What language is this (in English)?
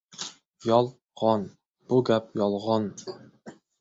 Uzbek